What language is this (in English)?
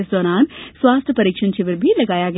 Hindi